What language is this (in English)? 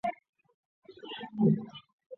Chinese